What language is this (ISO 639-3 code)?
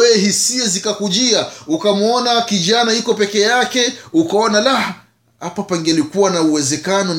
swa